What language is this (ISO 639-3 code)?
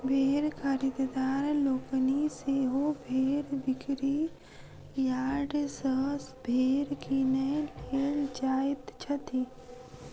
mai